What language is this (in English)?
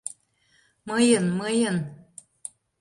Mari